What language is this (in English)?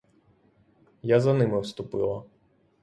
Ukrainian